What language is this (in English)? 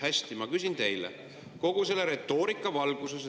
Estonian